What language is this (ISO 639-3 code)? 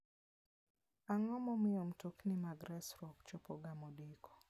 luo